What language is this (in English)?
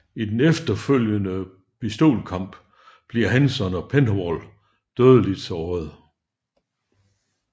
Danish